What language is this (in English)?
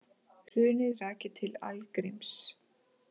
Icelandic